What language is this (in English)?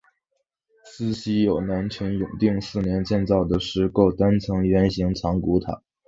Chinese